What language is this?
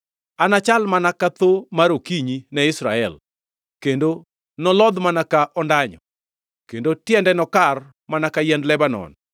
Luo (Kenya and Tanzania)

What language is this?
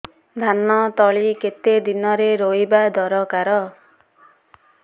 Odia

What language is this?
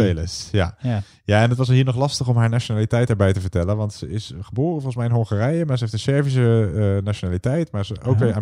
Dutch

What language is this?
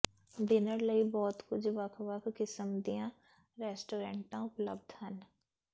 Punjabi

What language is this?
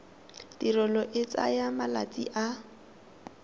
Tswana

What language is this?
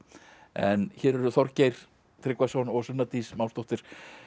Icelandic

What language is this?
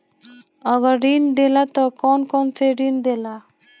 Bhojpuri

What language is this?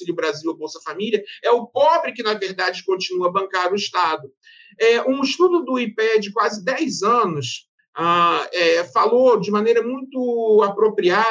Portuguese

